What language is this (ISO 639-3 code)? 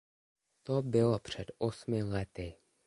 ces